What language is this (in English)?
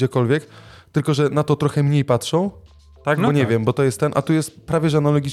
Polish